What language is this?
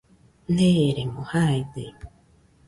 Nüpode Huitoto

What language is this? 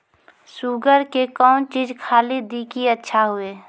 Maithili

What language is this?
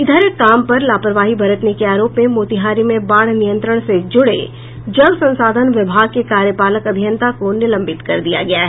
Hindi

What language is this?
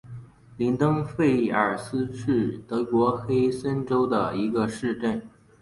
Chinese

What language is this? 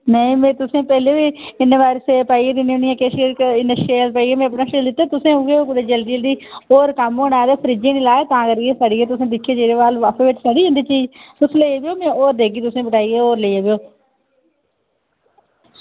Dogri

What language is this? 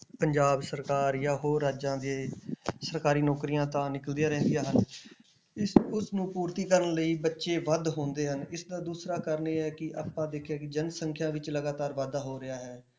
Punjabi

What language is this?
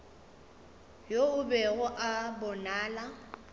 Northern Sotho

